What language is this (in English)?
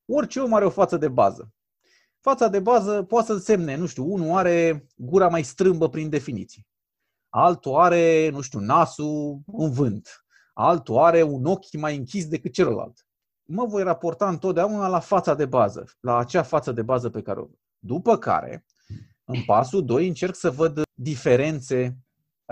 Romanian